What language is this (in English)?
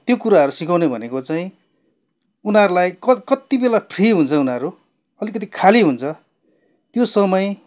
Nepali